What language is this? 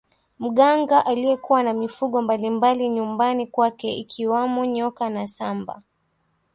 Swahili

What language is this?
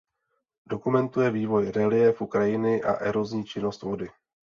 Czech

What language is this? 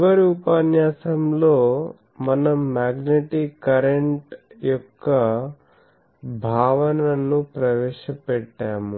Telugu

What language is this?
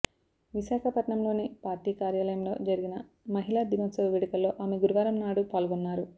Telugu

